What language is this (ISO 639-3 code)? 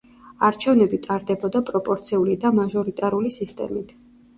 kat